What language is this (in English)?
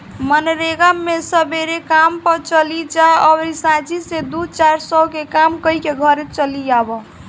Bhojpuri